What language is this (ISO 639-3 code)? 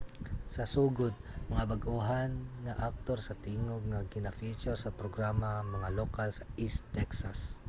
ceb